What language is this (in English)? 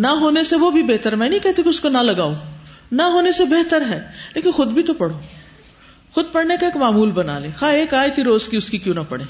Urdu